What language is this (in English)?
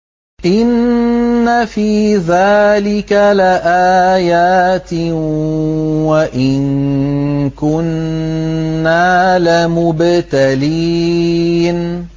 Arabic